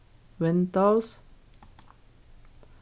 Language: Faroese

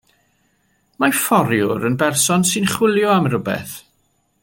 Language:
Welsh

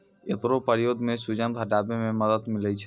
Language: Maithili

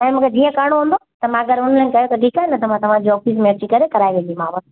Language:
Sindhi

